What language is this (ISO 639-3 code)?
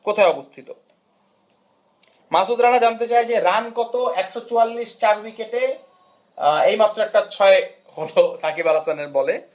ben